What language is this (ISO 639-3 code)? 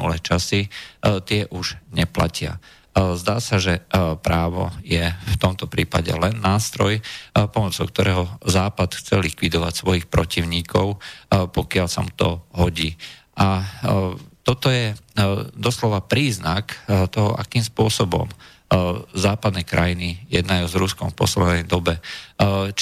slk